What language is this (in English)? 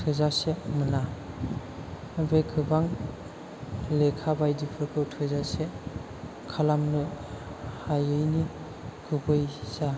Bodo